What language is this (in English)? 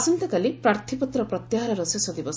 Odia